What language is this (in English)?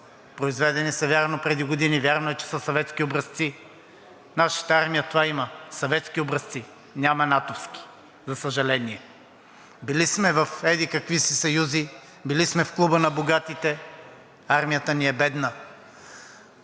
Bulgarian